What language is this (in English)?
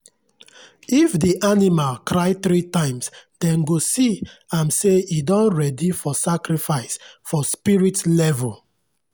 Nigerian Pidgin